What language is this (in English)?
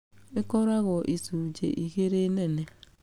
Kikuyu